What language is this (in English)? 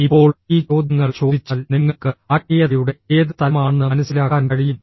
Malayalam